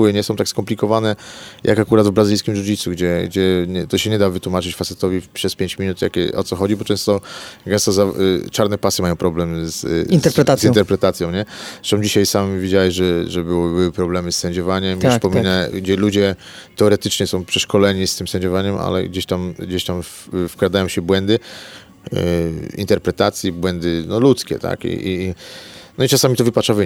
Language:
Polish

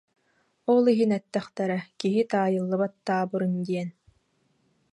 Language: Yakut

